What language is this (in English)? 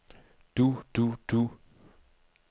Danish